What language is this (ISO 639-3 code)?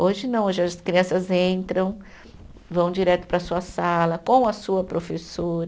por